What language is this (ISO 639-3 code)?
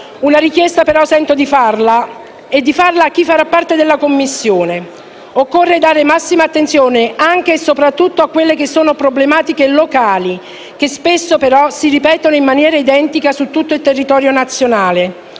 ita